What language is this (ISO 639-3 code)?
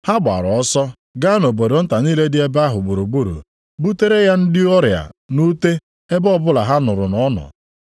ibo